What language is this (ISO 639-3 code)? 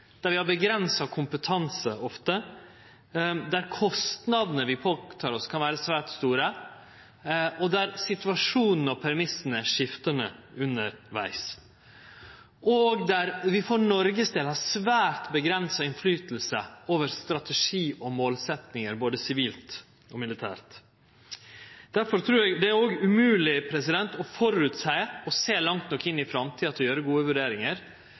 nno